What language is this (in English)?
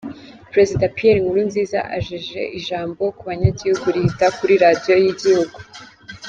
Kinyarwanda